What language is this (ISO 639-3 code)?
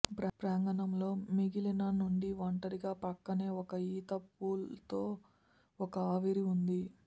tel